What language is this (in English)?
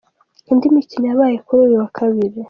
Kinyarwanda